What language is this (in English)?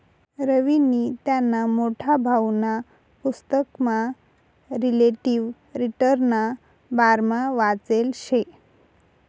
Marathi